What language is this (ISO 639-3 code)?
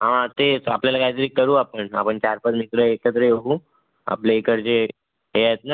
mar